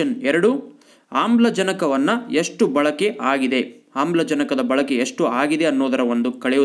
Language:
Hindi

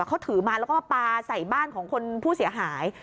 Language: Thai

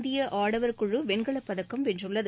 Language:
Tamil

